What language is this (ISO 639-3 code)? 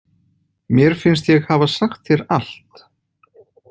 isl